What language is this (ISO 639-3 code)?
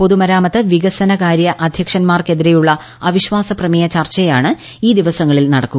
mal